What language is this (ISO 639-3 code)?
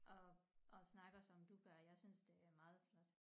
dan